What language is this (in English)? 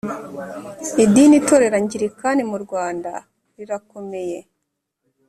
Kinyarwanda